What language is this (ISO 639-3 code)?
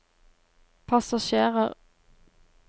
nor